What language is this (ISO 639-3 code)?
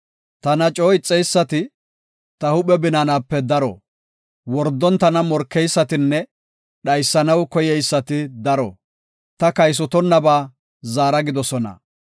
gof